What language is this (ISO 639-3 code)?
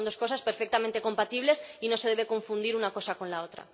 spa